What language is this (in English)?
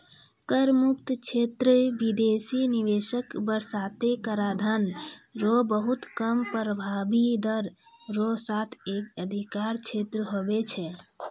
Maithili